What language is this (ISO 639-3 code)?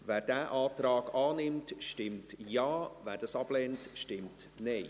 gsw